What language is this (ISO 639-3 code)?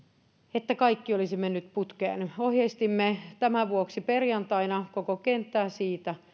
fin